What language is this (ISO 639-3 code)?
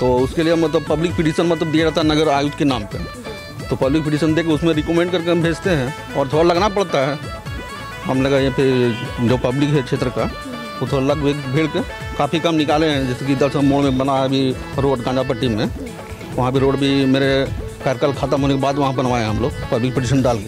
hin